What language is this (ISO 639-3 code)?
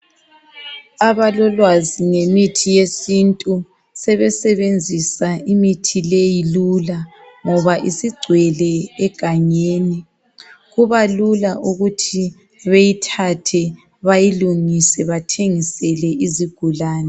nde